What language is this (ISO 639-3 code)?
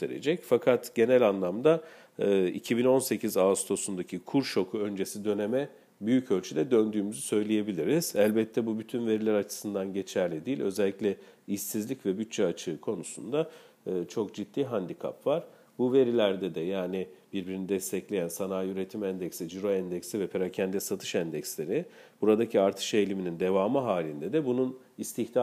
tur